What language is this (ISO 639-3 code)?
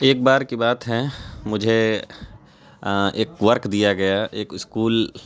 urd